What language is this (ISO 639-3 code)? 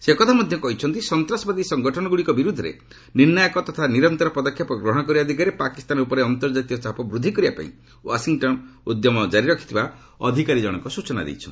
ori